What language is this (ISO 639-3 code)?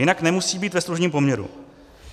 ces